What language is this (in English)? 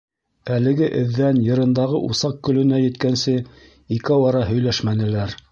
Bashkir